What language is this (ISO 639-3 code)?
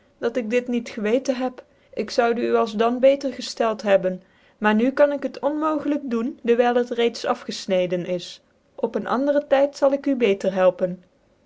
nld